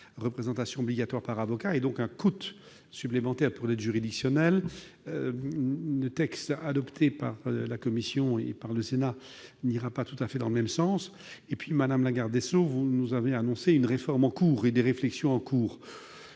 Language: French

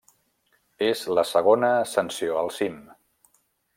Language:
Catalan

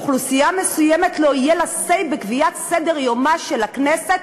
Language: Hebrew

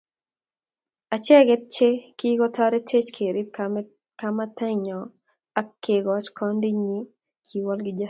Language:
Kalenjin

